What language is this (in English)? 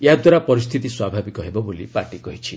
Odia